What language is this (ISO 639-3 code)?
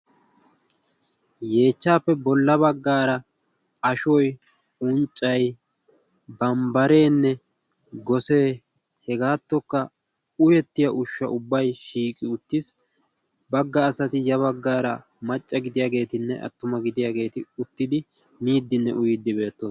wal